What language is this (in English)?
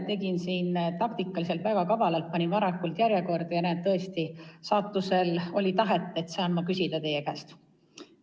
Estonian